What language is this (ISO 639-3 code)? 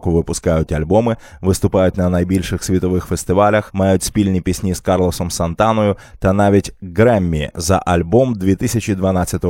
ukr